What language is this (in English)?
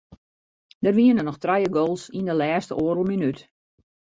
Western Frisian